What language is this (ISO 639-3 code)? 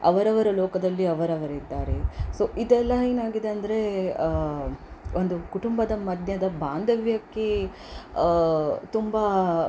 kan